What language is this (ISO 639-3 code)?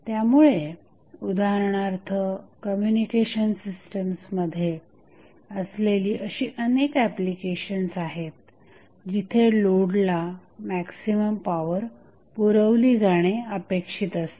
mar